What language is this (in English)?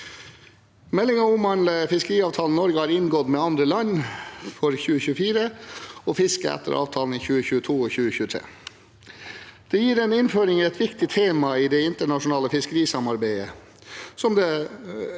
Norwegian